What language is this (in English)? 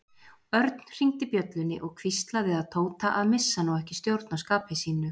Icelandic